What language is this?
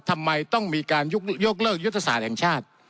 Thai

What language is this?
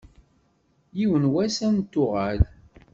Kabyle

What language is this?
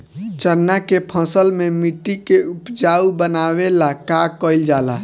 Bhojpuri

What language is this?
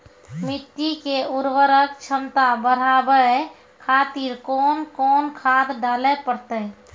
Maithili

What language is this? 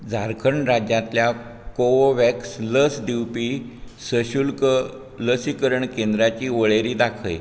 Konkani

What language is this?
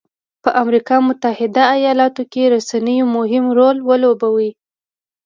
Pashto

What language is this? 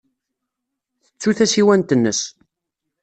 Kabyle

